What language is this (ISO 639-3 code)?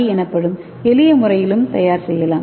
tam